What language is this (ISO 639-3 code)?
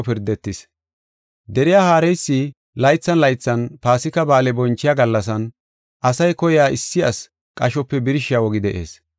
gof